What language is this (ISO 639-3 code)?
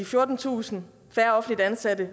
dan